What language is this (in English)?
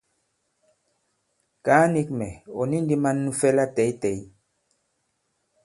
Bankon